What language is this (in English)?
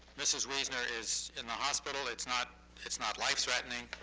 English